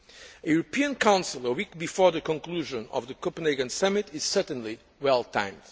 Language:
English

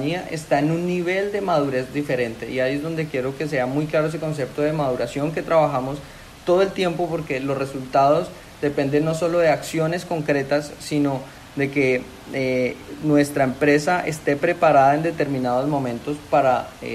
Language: Spanish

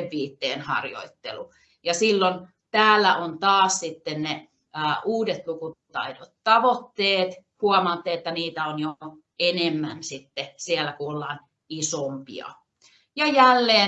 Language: Finnish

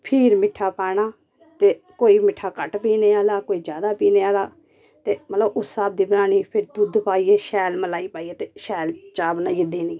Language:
Dogri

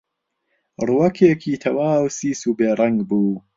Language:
Central Kurdish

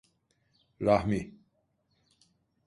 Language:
Turkish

